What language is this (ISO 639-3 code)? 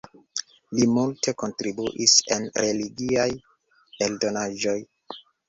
epo